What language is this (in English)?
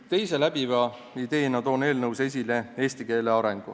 Estonian